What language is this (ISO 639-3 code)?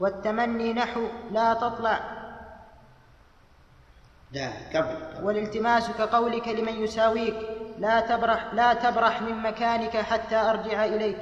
ara